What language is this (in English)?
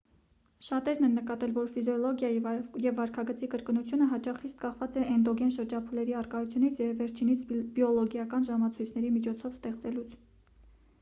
Armenian